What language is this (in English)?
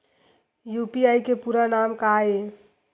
Chhattisgarhi